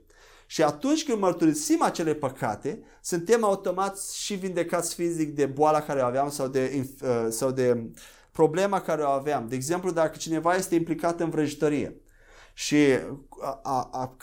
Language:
Romanian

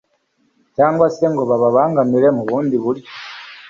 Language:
Kinyarwanda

